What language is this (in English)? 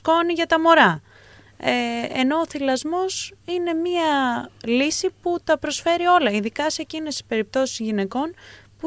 Greek